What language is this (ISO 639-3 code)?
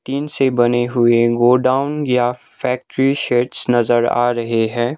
hin